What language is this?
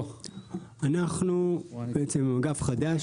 Hebrew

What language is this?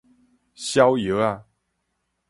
Min Nan Chinese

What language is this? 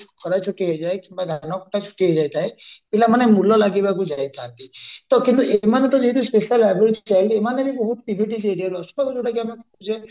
Odia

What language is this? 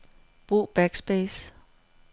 Danish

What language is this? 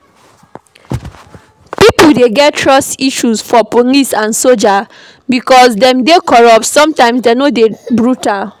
Nigerian Pidgin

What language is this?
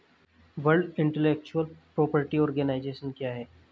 Hindi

